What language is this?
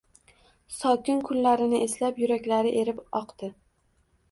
Uzbek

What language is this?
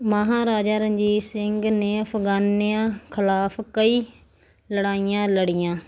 Punjabi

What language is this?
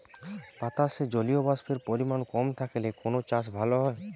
Bangla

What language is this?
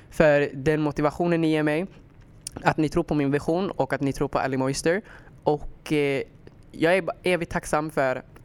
Swedish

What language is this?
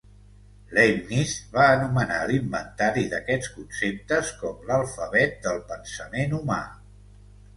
Catalan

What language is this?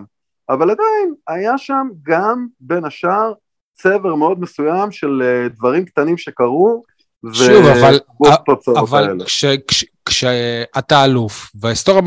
Hebrew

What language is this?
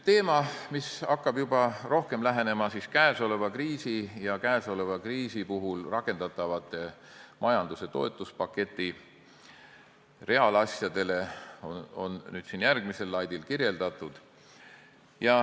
Estonian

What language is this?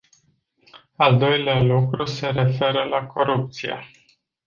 Romanian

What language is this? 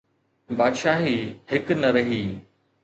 Sindhi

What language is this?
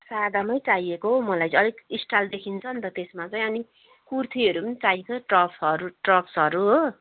Nepali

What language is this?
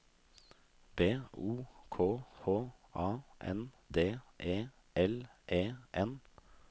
Norwegian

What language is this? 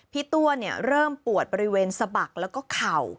Thai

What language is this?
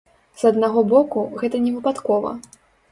Belarusian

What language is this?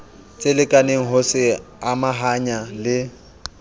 Southern Sotho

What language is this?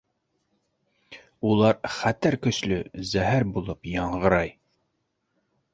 Bashkir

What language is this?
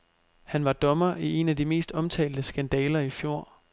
Danish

